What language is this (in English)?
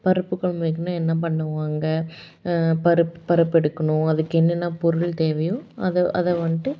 Tamil